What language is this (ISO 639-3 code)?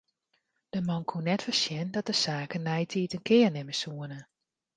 fry